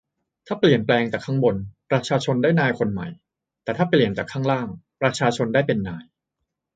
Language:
Thai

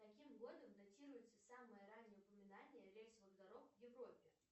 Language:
Russian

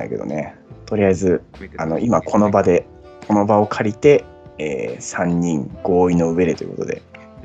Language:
Japanese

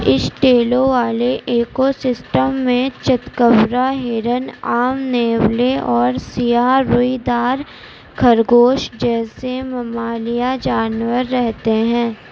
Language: Urdu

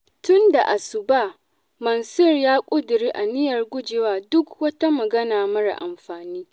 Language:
Hausa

